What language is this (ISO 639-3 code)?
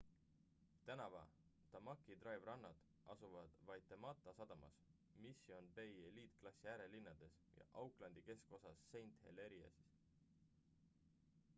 est